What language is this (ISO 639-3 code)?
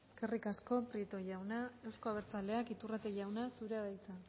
eus